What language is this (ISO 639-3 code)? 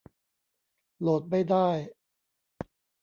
tha